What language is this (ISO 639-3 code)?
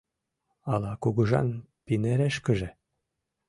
chm